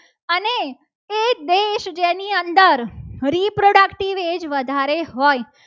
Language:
Gujarati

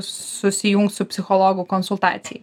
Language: Lithuanian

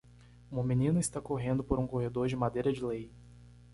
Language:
Portuguese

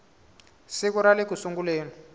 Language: Tsonga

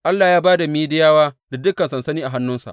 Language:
Hausa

